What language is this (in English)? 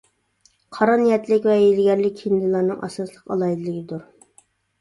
Uyghur